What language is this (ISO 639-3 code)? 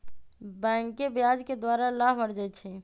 mag